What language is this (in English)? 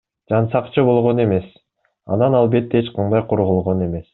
Kyrgyz